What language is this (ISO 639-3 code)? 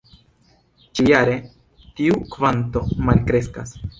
epo